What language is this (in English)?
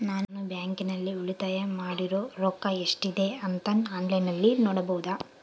Kannada